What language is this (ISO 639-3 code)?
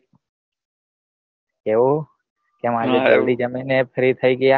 guj